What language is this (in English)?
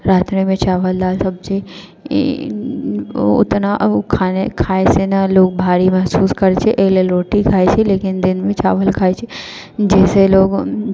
Maithili